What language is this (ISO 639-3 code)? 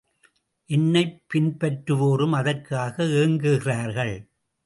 tam